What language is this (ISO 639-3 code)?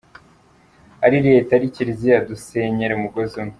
kin